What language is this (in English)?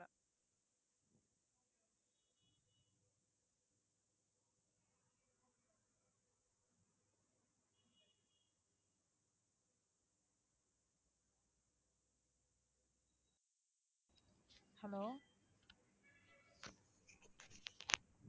Tamil